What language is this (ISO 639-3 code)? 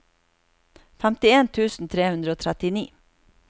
nor